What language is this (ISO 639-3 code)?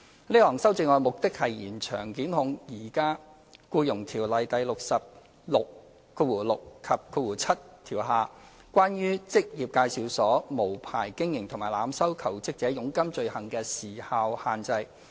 yue